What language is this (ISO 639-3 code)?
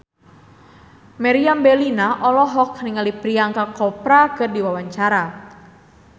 sun